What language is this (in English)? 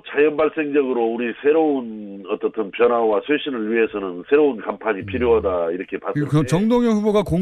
Korean